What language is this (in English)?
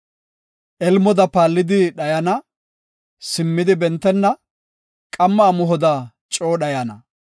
Gofa